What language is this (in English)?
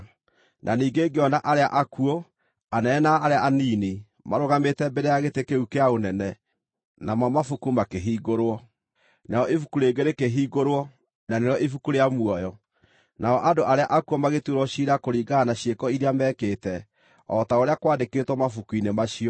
Kikuyu